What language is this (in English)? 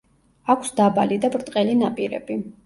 Georgian